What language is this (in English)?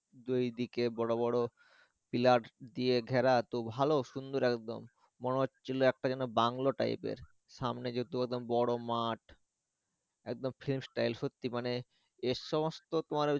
Bangla